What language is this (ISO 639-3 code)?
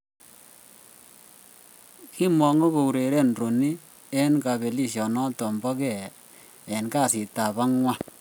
kln